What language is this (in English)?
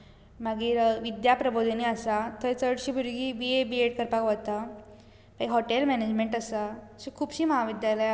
Konkani